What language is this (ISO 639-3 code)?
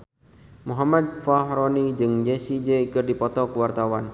sun